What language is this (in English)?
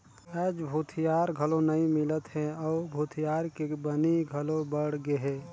Chhattisgarhi